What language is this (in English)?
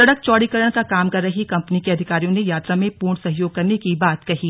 Hindi